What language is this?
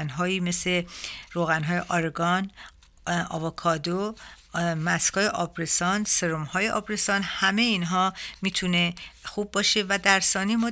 Persian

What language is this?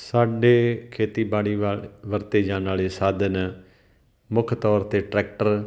Punjabi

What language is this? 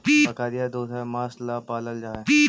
Magahi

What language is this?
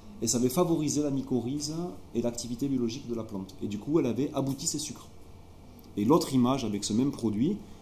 French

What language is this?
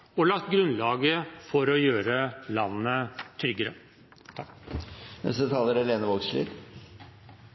Norwegian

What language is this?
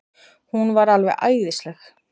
Icelandic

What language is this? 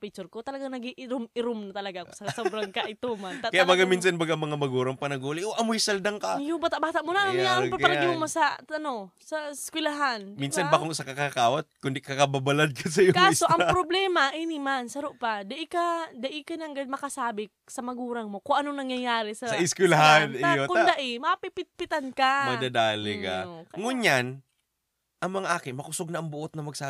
Filipino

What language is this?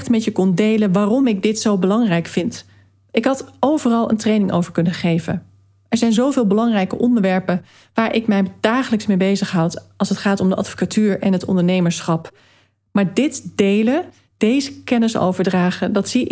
Dutch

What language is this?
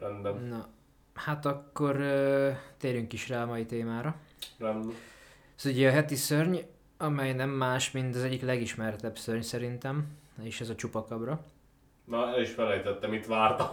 Hungarian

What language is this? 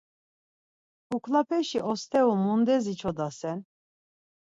Laz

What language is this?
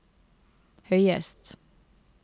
Norwegian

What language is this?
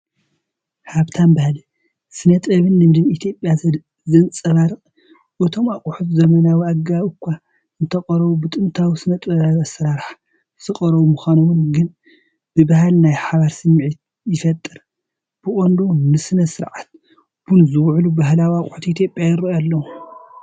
Tigrinya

